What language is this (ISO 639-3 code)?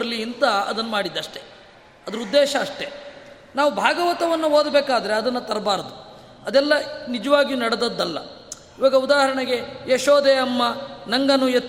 kan